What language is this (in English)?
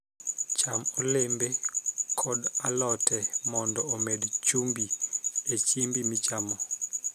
Luo (Kenya and Tanzania)